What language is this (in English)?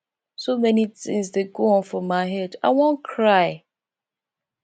Nigerian Pidgin